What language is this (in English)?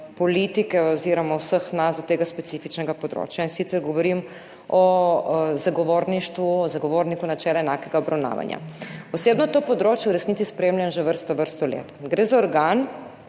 Slovenian